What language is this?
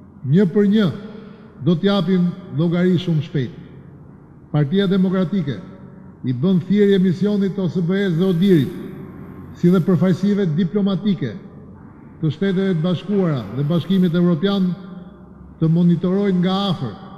Romanian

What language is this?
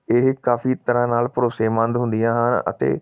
Punjabi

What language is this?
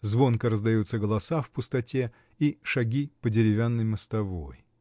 Russian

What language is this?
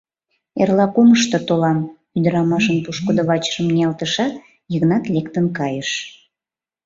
Mari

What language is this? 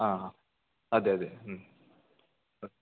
Malayalam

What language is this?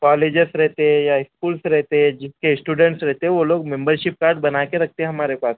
Urdu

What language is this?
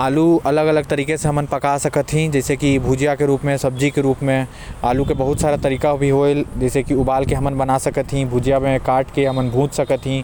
Korwa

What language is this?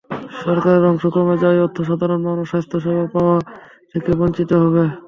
Bangla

